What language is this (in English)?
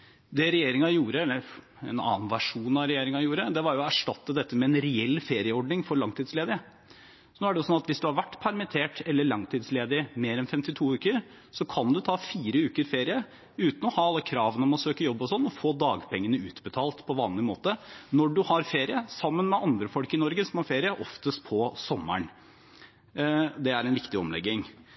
Norwegian Bokmål